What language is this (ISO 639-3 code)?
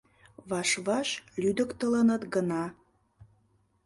chm